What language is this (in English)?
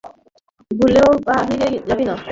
Bangla